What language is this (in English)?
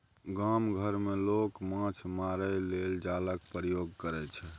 Maithili